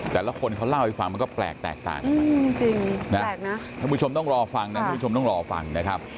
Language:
Thai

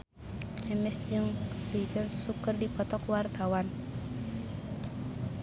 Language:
Sundanese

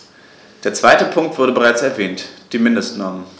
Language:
German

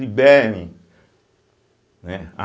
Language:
Portuguese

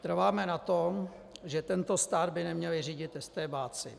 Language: Czech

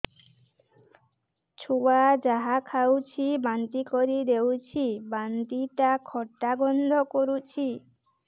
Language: Odia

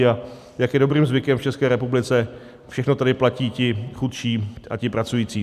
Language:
Czech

